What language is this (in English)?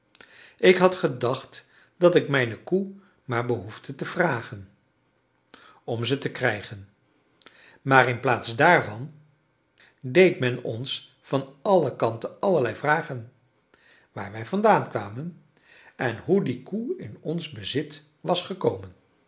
Dutch